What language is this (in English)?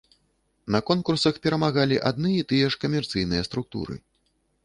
Belarusian